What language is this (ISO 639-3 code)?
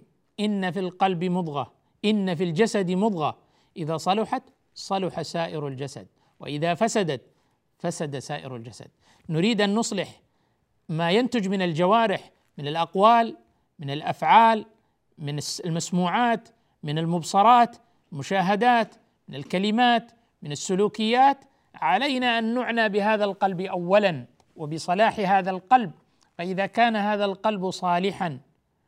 ara